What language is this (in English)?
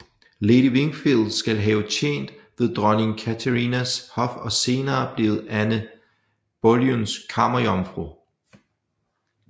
Danish